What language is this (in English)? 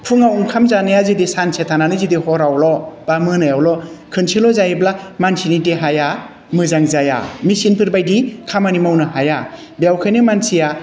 Bodo